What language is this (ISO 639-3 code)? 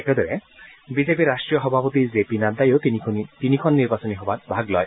asm